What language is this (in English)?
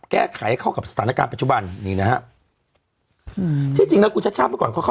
Thai